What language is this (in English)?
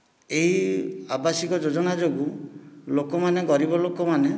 Odia